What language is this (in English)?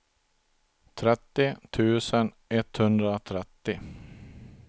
Swedish